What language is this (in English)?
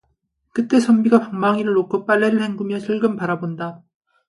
Korean